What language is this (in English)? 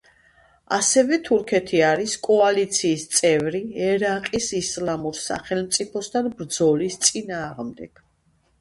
Georgian